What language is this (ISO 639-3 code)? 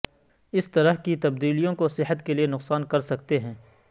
urd